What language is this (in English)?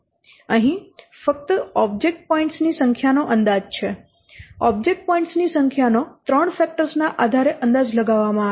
Gujarati